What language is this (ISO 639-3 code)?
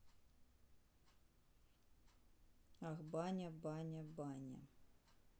rus